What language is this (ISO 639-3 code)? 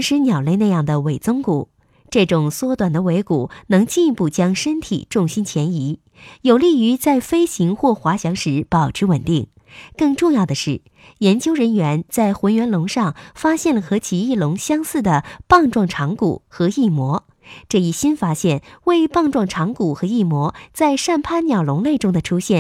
zho